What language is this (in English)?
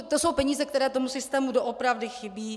Czech